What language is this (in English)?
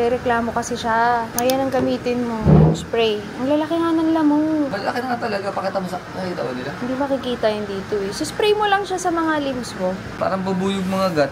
Filipino